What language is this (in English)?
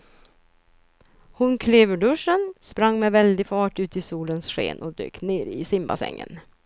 Swedish